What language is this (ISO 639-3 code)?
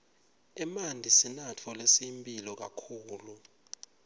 ssw